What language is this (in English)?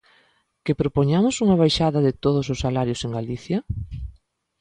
Galician